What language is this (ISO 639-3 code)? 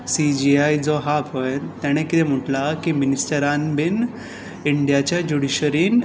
kok